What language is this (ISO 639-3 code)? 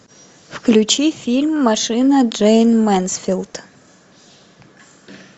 rus